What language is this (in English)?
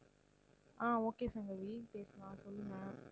Tamil